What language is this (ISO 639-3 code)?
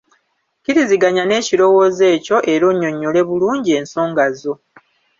lug